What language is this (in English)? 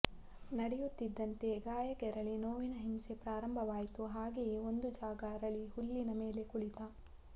Kannada